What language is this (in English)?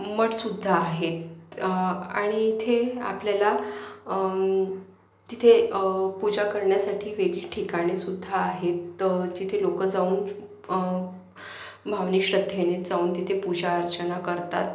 Marathi